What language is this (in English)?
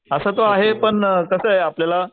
Marathi